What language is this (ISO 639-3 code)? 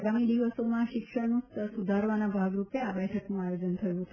guj